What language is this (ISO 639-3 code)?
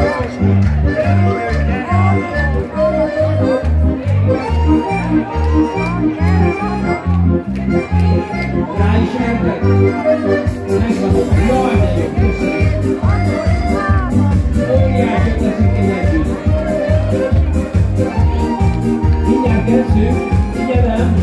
hun